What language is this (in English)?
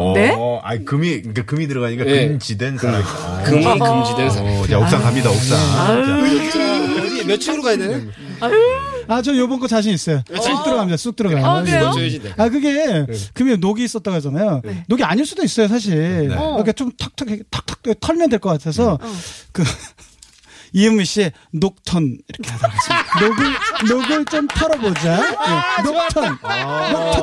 Korean